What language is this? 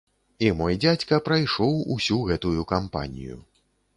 Belarusian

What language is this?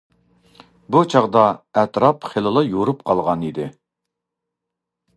Uyghur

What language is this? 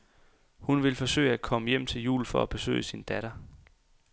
Danish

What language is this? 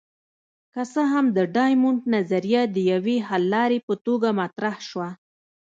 Pashto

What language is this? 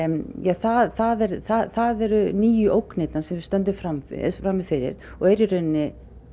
Icelandic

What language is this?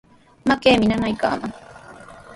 Sihuas Ancash Quechua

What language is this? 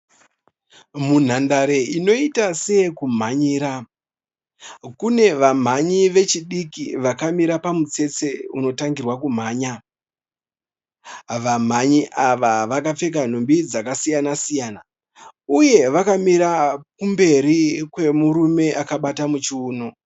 Shona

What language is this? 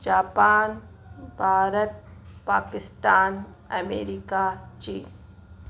Sindhi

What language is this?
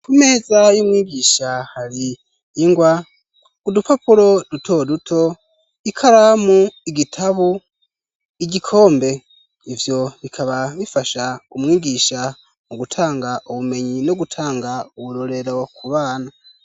Rundi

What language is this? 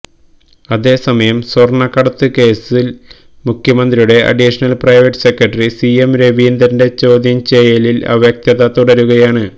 Malayalam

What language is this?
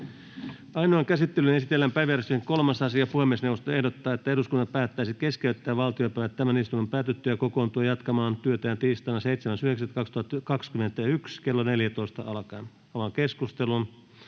Finnish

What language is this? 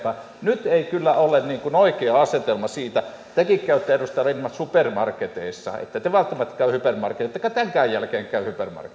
Finnish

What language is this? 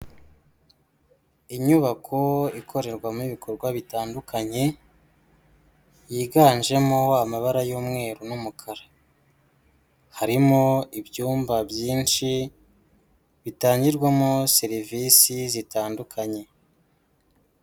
Kinyarwanda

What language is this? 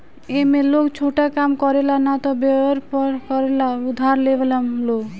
Bhojpuri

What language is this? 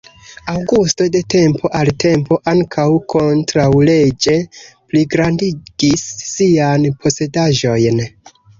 Esperanto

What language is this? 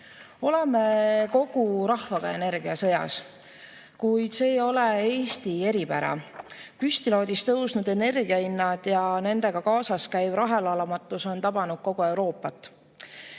Estonian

